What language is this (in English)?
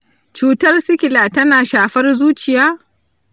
Hausa